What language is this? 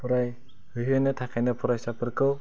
Bodo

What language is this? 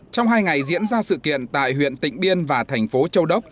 Vietnamese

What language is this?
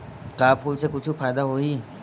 Chhattisgarhi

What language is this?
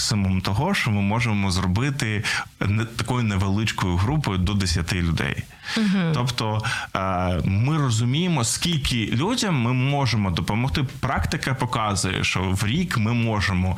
Ukrainian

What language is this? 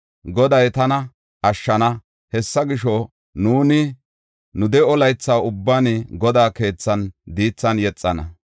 Gofa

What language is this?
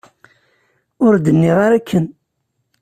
Kabyle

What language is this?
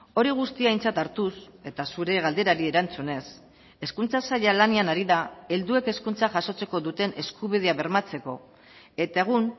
Basque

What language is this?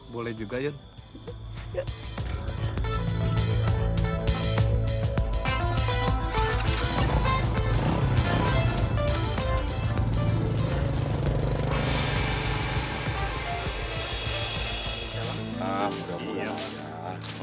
Indonesian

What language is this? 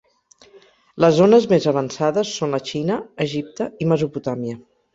Catalan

